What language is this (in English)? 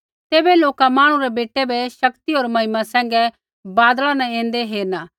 Kullu Pahari